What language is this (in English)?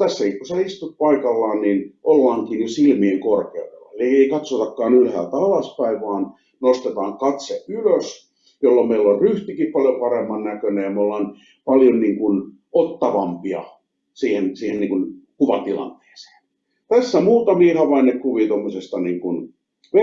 Finnish